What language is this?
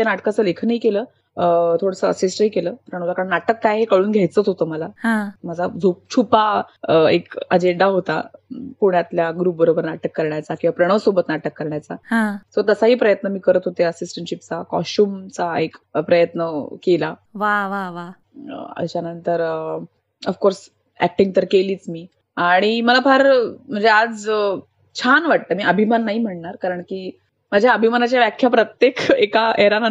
Marathi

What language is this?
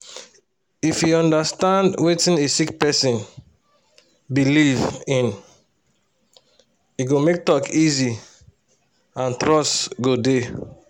Nigerian Pidgin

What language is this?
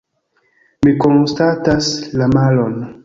Esperanto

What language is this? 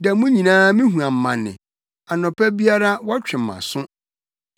Akan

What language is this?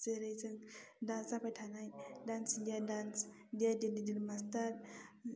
Bodo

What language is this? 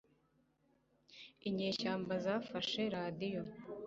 Kinyarwanda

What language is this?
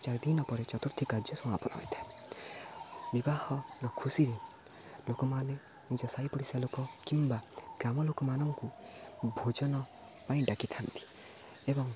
Odia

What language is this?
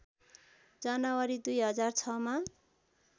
Nepali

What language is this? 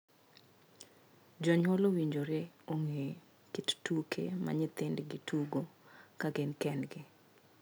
Luo (Kenya and Tanzania)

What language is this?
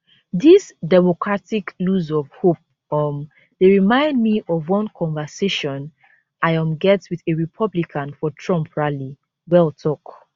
Nigerian Pidgin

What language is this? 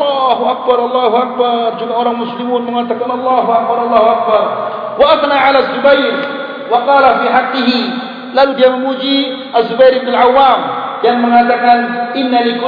Malay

